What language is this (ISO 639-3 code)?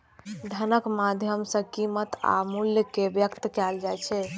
mai